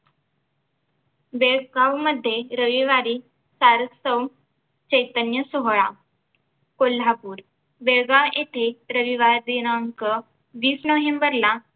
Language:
Marathi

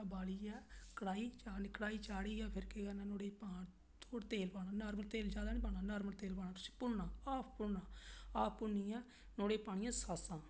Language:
Dogri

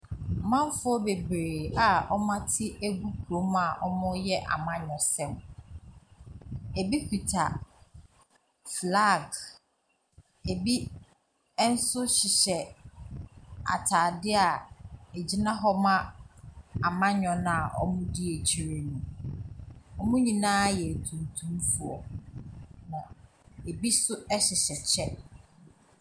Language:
Akan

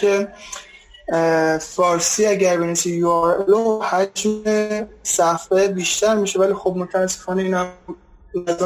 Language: Persian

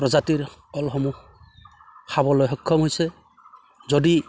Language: Assamese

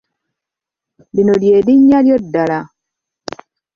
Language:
Ganda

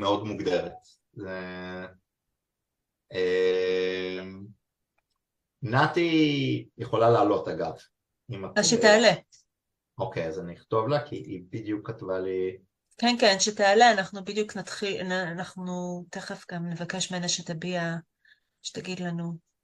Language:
Hebrew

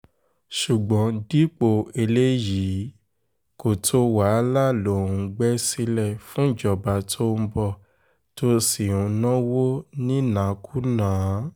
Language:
Yoruba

